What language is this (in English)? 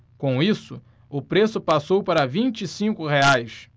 Portuguese